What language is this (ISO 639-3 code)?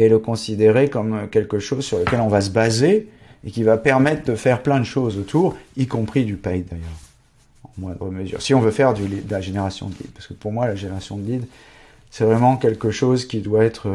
fra